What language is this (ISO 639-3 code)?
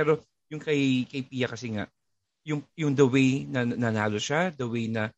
fil